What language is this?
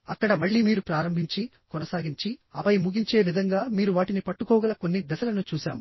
Telugu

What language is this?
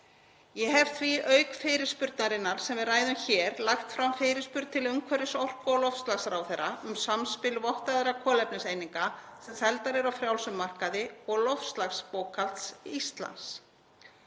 Icelandic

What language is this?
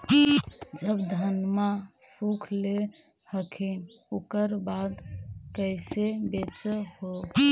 Magahi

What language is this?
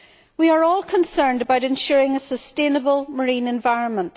English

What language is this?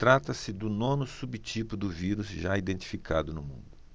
Portuguese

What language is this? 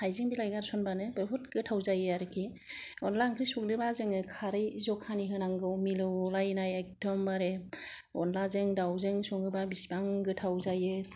Bodo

